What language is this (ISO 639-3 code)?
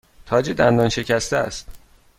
fas